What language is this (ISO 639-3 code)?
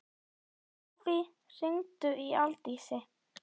isl